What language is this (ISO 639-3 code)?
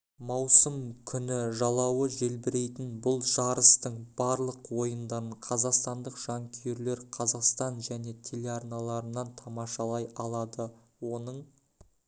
kaz